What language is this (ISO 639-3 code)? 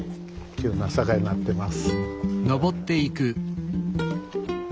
jpn